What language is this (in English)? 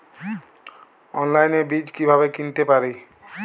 Bangla